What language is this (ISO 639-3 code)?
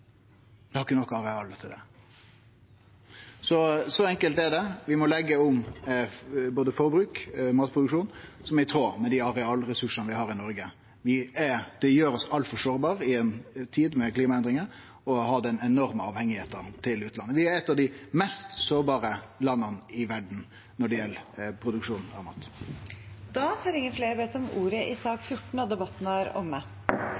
nor